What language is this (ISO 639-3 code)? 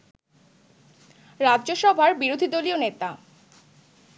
ben